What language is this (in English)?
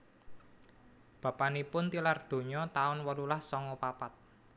Javanese